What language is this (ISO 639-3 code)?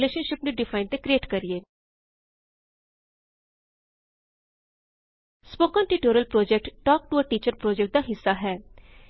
pan